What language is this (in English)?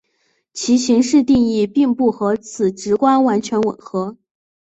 Chinese